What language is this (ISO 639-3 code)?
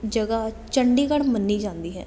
pan